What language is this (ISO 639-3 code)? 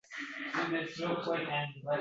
uzb